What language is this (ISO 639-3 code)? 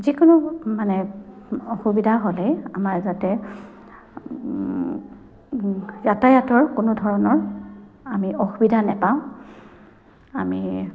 asm